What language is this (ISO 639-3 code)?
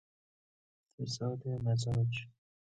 fas